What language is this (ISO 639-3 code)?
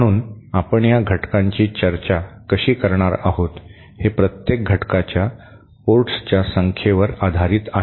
mar